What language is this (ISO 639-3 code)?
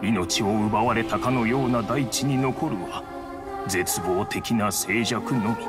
jpn